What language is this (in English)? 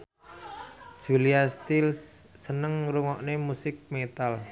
Javanese